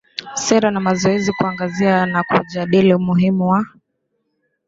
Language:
Swahili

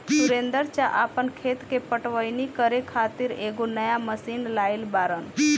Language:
Bhojpuri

